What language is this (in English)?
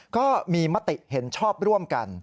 Thai